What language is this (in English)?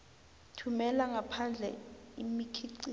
South Ndebele